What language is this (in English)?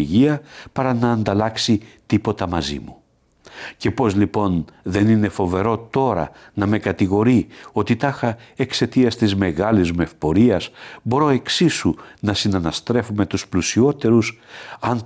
Greek